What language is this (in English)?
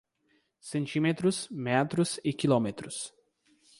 Portuguese